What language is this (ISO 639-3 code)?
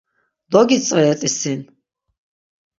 lzz